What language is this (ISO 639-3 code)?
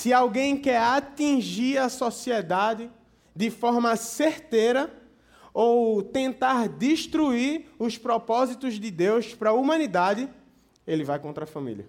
por